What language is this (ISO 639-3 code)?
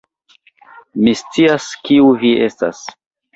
epo